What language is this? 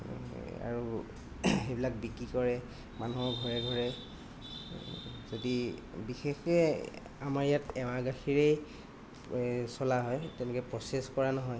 Assamese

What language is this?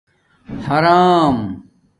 Domaaki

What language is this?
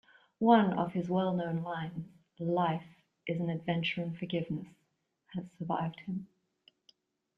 English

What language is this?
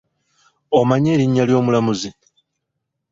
Ganda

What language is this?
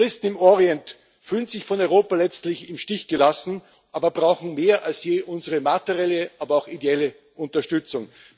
German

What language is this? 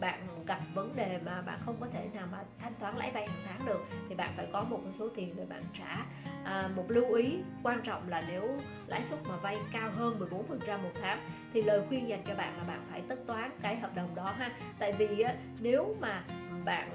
Vietnamese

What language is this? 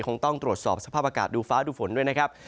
Thai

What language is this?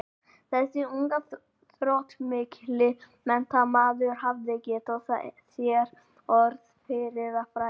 Icelandic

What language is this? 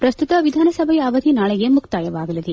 Kannada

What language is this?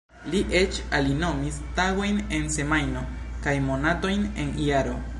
Esperanto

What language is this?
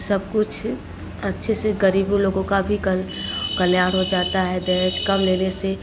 Hindi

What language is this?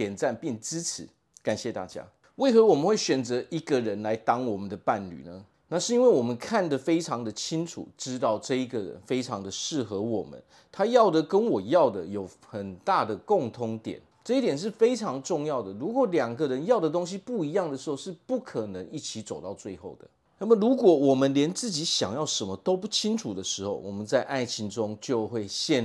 Chinese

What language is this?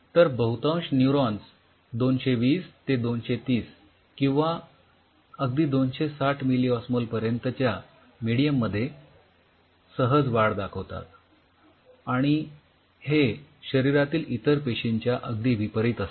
Marathi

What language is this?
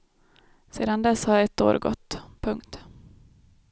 Swedish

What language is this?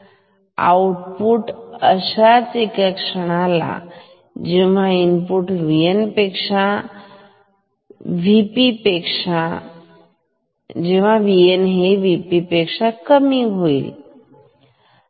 Marathi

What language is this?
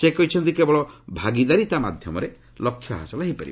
Odia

